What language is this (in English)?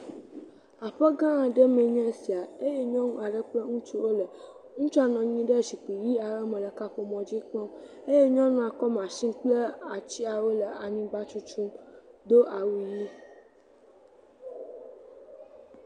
Ewe